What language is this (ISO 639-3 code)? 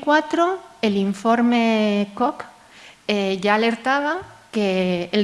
spa